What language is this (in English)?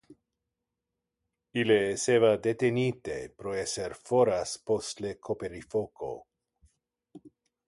Interlingua